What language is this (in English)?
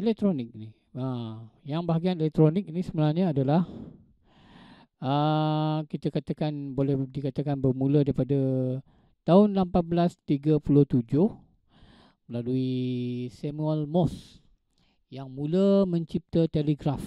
Malay